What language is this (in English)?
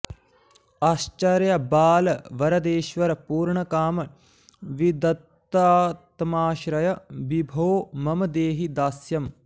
Sanskrit